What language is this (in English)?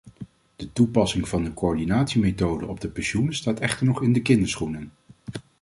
Dutch